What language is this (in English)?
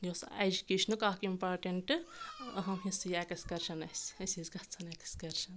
Kashmiri